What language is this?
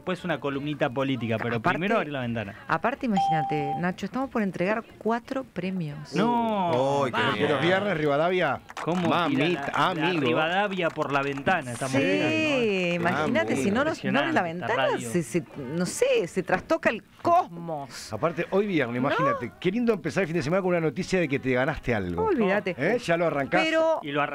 Spanish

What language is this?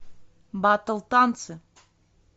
Russian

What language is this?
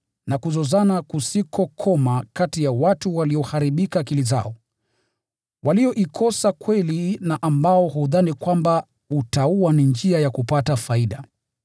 Swahili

